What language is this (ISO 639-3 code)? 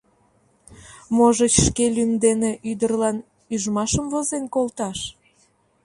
chm